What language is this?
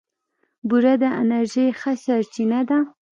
Pashto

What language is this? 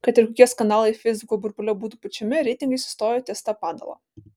Lithuanian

